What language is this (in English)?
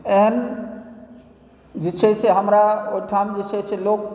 Maithili